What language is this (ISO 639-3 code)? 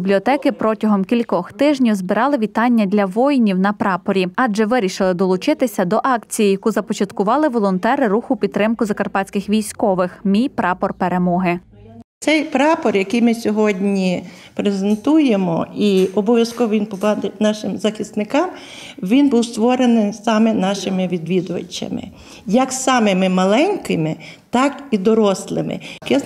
ukr